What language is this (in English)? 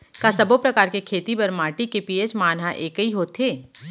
Chhattisgarhi